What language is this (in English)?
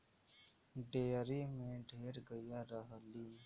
Bhojpuri